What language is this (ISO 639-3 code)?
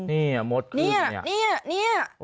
tha